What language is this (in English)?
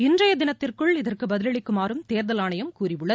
Tamil